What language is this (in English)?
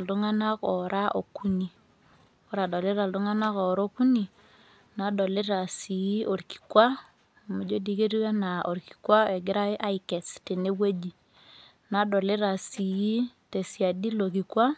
Masai